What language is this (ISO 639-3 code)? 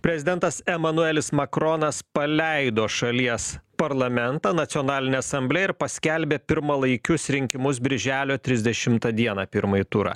lit